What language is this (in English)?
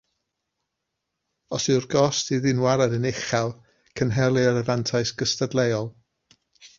Welsh